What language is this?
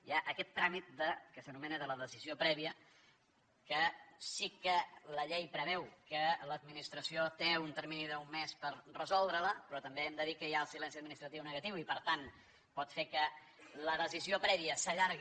Catalan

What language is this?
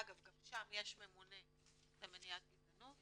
Hebrew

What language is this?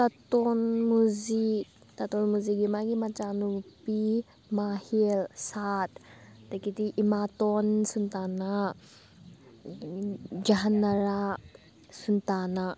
Manipuri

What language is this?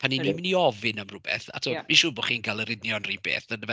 Welsh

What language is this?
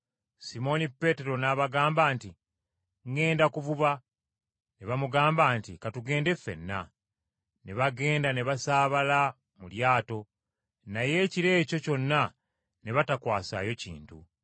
Ganda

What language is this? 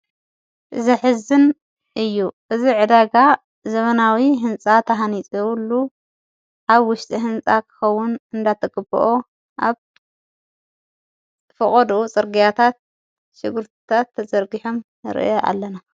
Tigrinya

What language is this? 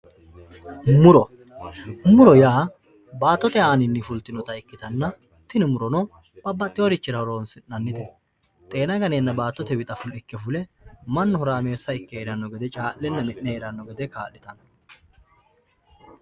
Sidamo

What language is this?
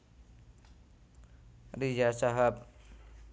Javanese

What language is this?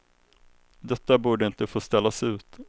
Swedish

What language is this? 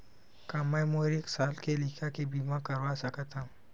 Chhattisgarhi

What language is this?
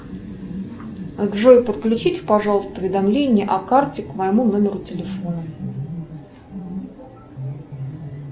Russian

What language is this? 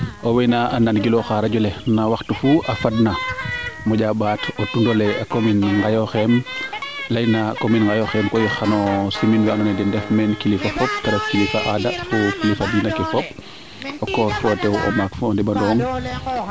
Serer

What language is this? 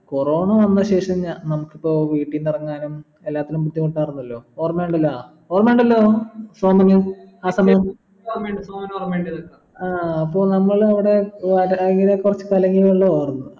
Malayalam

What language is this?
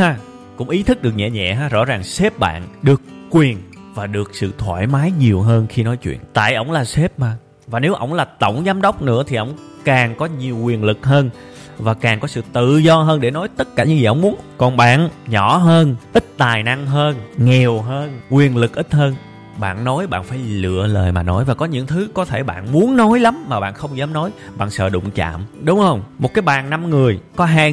Vietnamese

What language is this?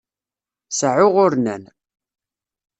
Kabyle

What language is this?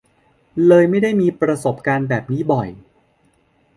Thai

